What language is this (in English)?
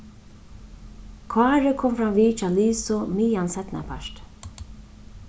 Faroese